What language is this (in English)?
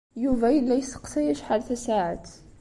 Kabyle